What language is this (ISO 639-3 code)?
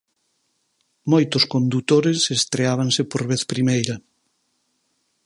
glg